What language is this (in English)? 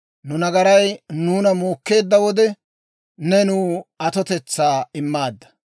Dawro